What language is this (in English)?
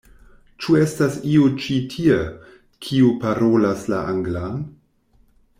Esperanto